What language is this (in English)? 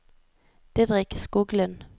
Norwegian